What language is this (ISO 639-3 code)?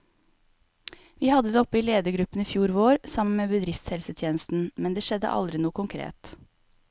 nor